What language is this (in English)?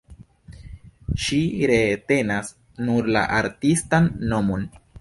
Esperanto